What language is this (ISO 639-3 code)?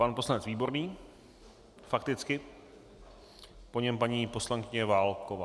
ces